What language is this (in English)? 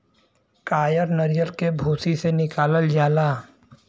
Bhojpuri